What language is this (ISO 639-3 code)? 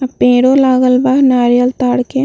bho